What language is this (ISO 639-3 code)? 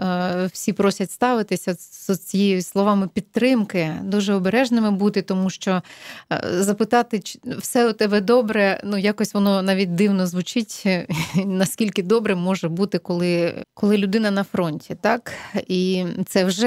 ukr